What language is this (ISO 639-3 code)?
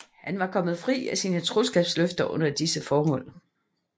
dan